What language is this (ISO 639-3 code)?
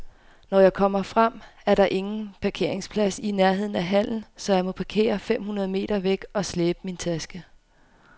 dan